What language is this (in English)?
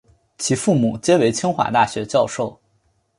Chinese